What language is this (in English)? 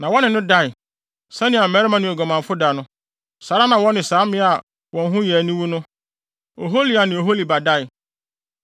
Akan